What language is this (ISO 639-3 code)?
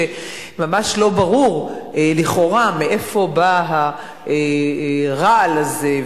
heb